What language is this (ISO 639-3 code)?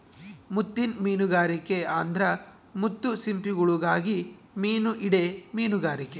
kan